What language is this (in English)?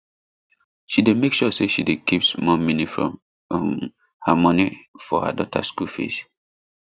Nigerian Pidgin